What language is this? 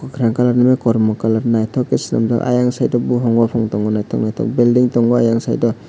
Kok Borok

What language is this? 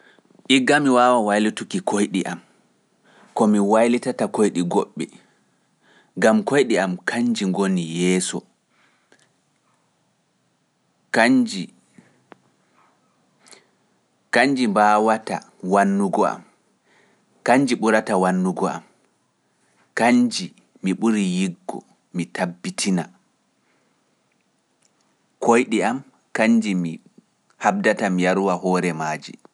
Pular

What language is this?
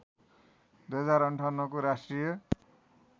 Nepali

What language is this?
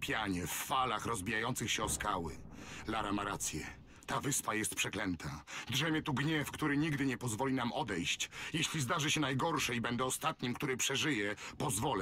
Polish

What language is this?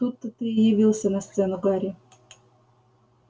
Russian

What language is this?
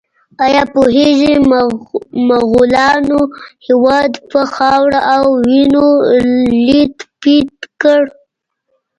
Pashto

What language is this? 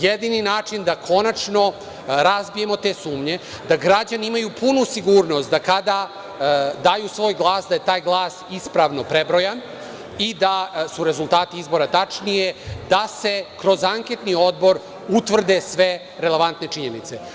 Serbian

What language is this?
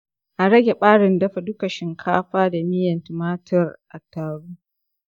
Hausa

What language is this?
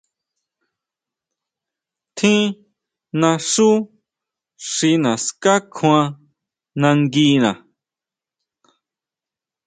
Huautla Mazatec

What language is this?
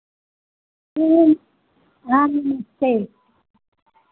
Hindi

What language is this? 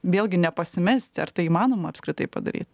Lithuanian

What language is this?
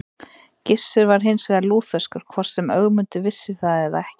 Icelandic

